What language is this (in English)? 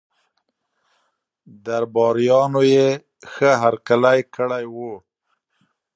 Pashto